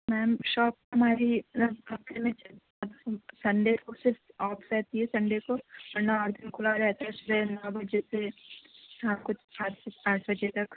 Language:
Urdu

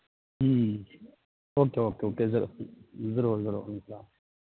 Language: Urdu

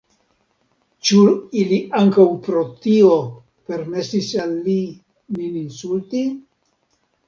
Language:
Esperanto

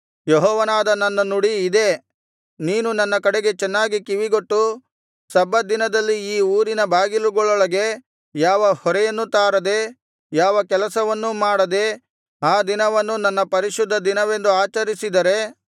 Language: Kannada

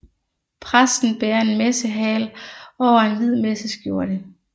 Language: Danish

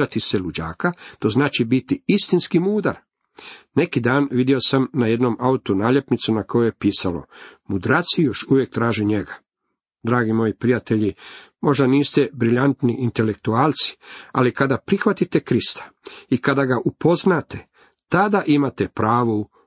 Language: Croatian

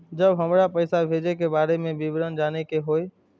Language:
Maithili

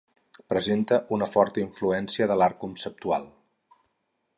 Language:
Catalan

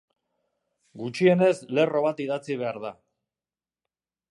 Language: Basque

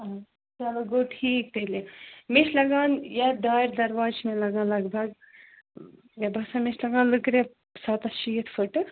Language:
Kashmiri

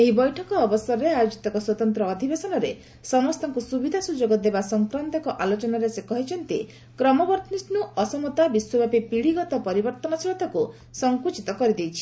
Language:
Odia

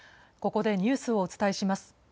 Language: Japanese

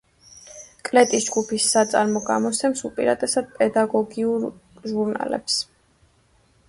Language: Georgian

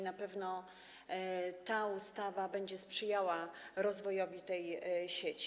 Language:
Polish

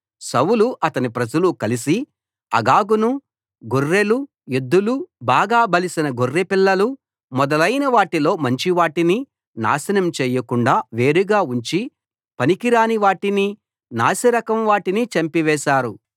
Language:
Telugu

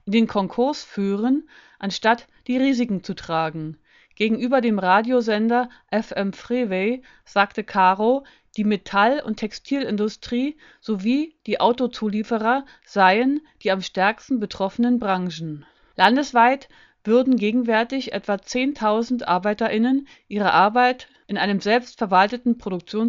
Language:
German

